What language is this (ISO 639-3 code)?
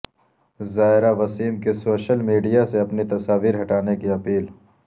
urd